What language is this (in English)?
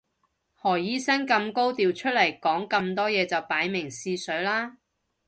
Cantonese